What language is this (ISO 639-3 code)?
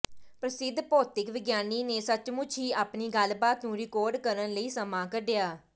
pan